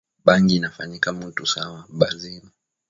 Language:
Swahili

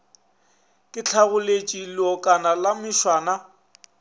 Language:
Northern Sotho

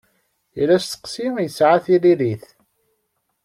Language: Kabyle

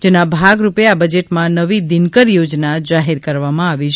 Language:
Gujarati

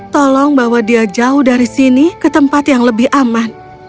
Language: Indonesian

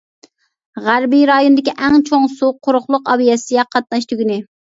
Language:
Uyghur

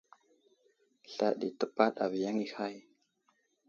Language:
Wuzlam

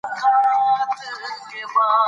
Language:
Pashto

